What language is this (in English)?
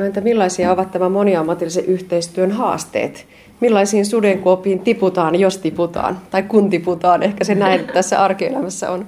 Finnish